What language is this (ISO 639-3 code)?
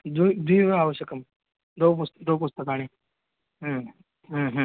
san